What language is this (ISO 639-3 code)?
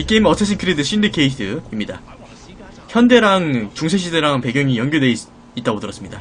kor